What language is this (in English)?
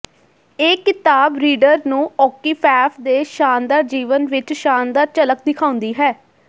Punjabi